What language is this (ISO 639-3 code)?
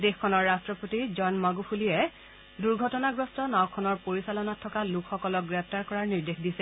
asm